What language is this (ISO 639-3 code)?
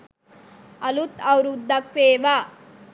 sin